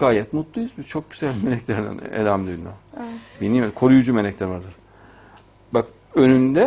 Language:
Turkish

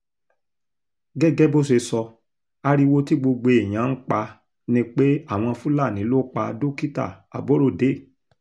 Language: Yoruba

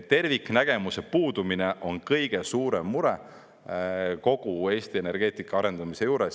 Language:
Estonian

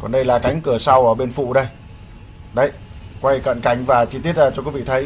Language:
Vietnamese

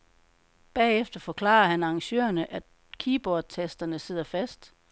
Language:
Danish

